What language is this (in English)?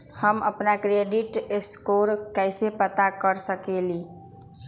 Magahi